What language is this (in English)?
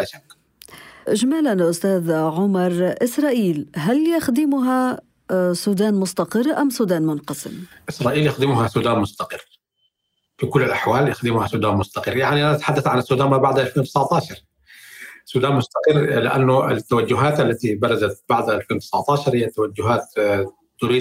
Arabic